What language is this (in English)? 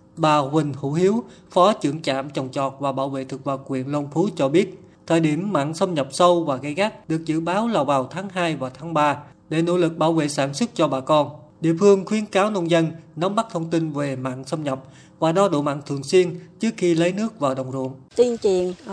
Vietnamese